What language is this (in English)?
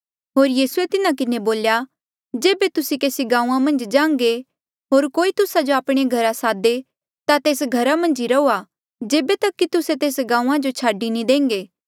Mandeali